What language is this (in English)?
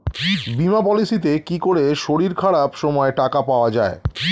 Bangla